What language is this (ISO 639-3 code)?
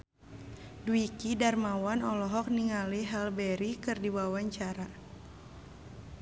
sun